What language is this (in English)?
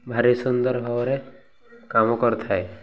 Odia